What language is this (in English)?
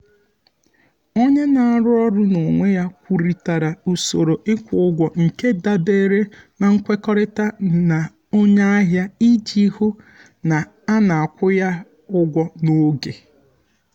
Igbo